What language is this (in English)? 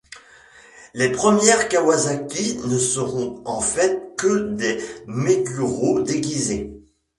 French